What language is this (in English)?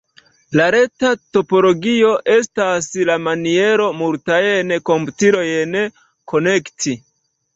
Esperanto